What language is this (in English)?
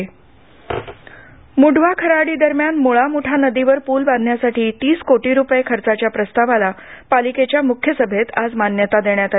Marathi